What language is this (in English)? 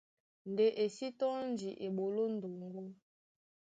Duala